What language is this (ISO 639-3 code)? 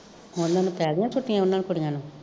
pan